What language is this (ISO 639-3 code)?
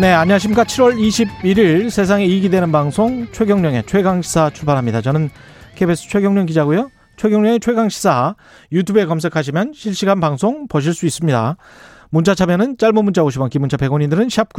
kor